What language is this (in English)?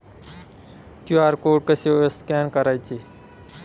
Marathi